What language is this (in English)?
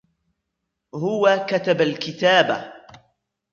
Arabic